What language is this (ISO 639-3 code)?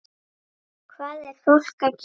isl